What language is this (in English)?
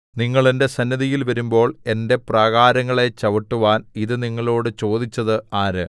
Malayalam